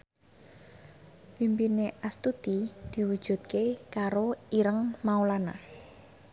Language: Javanese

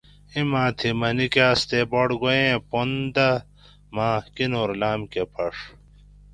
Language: Gawri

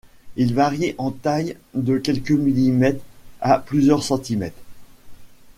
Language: French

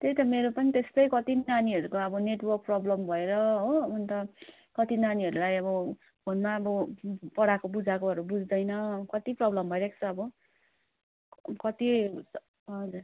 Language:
Nepali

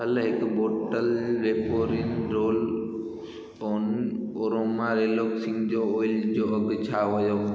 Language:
Sindhi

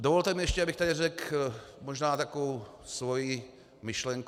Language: Czech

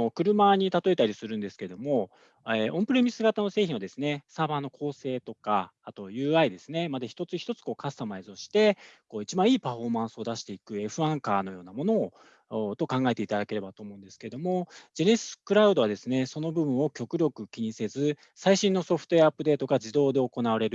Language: Japanese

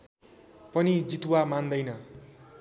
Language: Nepali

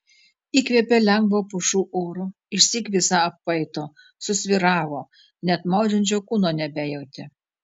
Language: Lithuanian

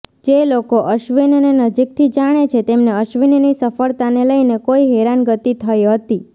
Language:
Gujarati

